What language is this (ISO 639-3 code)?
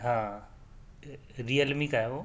urd